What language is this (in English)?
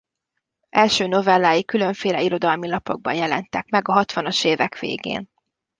Hungarian